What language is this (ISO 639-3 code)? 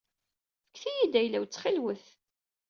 kab